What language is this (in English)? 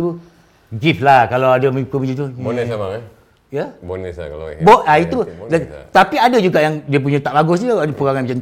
Malay